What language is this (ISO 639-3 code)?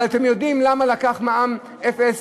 heb